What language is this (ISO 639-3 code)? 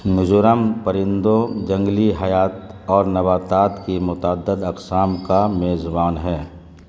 urd